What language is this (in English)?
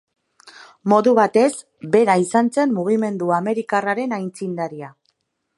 Basque